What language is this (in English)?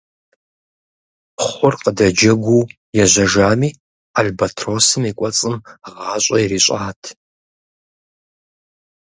Kabardian